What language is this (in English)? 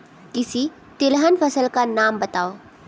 Hindi